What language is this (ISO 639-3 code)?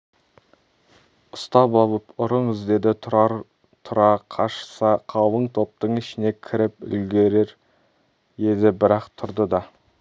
kaz